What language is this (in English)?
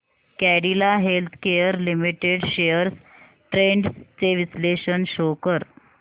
Marathi